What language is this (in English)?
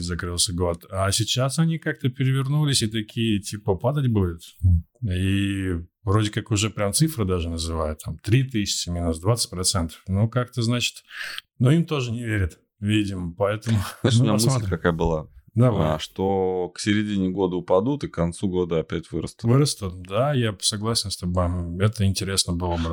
Russian